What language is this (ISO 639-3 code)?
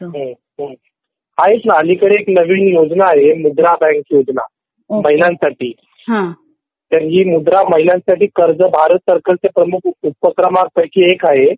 mar